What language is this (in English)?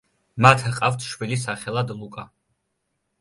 Georgian